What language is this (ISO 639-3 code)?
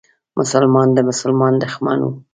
pus